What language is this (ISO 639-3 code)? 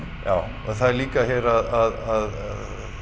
isl